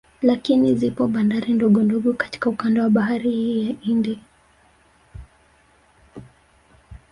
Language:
Swahili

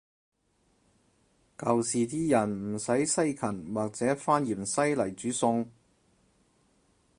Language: Cantonese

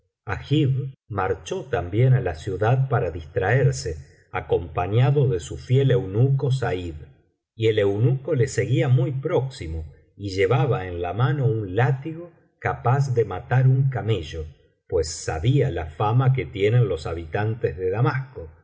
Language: Spanish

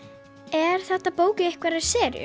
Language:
Icelandic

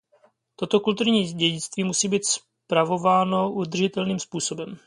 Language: Czech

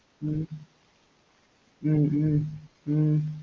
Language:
Tamil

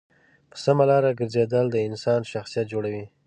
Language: Pashto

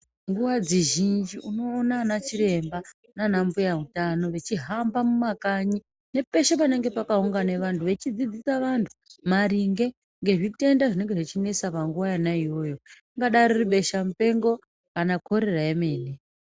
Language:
Ndau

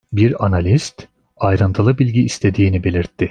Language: Turkish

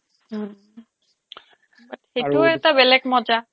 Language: Assamese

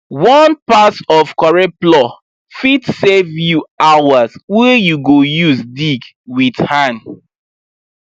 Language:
Nigerian Pidgin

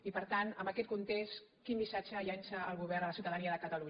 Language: Catalan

